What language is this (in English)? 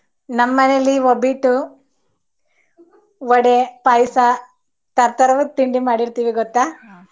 Kannada